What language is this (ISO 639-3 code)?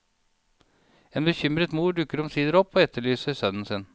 nor